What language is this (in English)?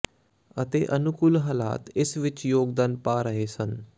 Punjabi